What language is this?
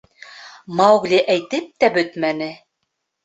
Bashkir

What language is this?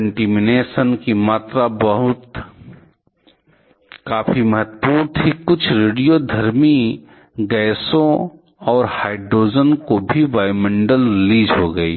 Hindi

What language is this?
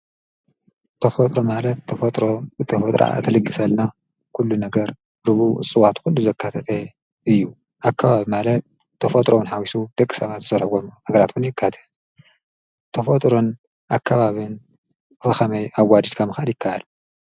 Tigrinya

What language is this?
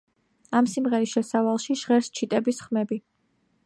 Georgian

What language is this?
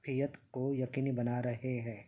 Urdu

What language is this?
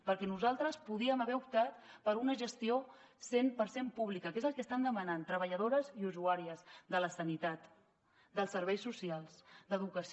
Catalan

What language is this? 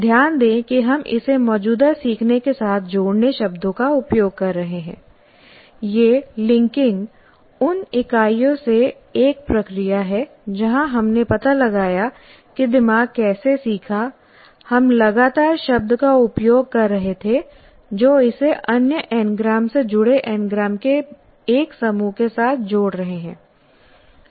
Hindi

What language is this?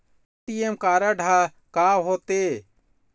Chhattisgarhi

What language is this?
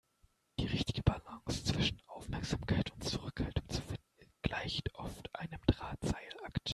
German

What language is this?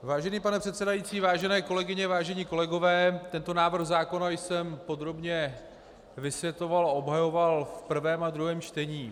Czech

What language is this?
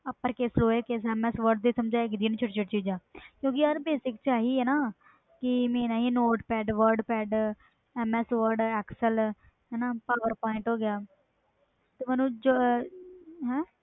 Punjabi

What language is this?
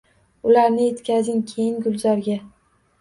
Uzbek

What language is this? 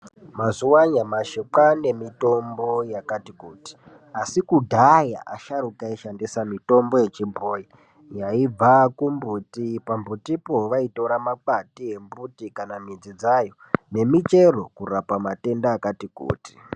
Ndau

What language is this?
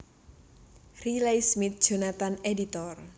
Javanese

